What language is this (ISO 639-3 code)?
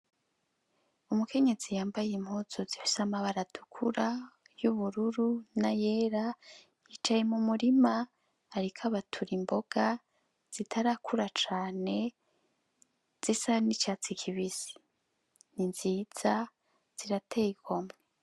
run